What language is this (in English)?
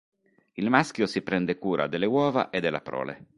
Italian